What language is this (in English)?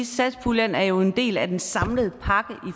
Danish